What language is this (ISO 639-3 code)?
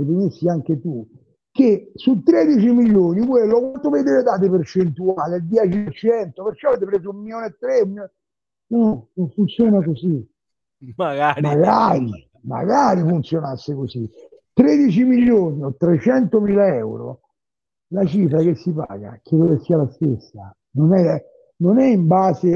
ita